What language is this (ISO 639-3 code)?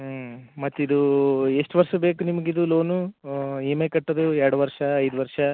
kan